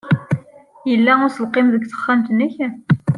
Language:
Kabyle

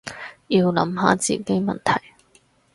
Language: Cantonese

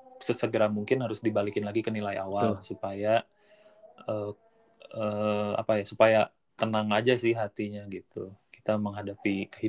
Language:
Indonesian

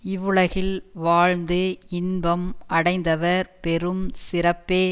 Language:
Tamil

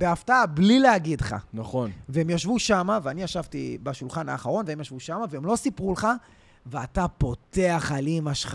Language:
Hebrew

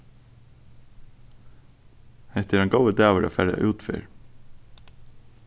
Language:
Faroese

